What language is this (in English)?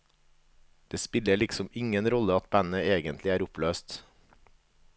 Norwegian